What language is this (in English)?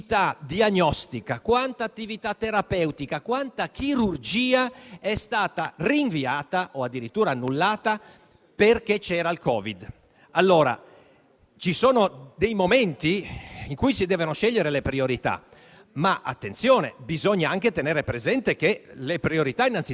Italian